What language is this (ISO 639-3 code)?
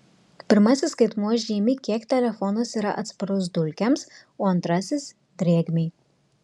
lit